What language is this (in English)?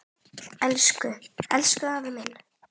Icelandic